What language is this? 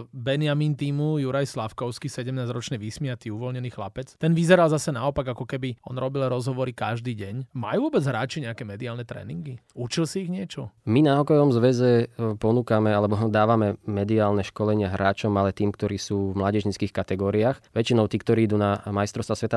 Slovak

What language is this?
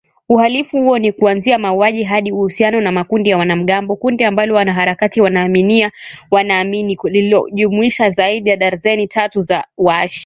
Swahili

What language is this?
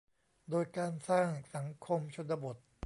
Thai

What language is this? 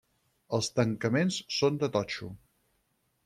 Catalan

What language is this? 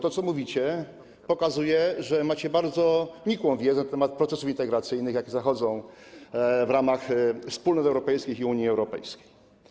Polish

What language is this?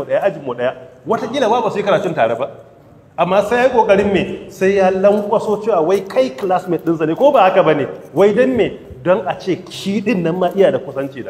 Arabic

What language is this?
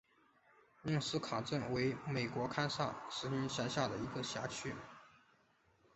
Chinese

